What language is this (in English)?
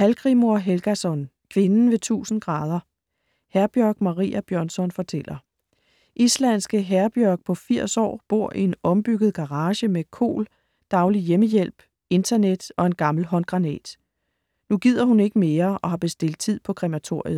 Danish